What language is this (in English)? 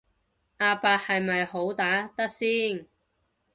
Cantonese